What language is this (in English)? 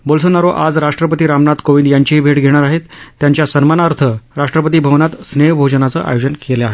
Marathi